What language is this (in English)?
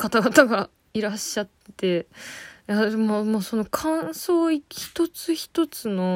Japanese